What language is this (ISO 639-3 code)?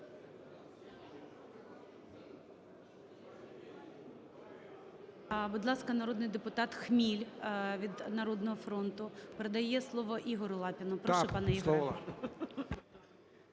ukr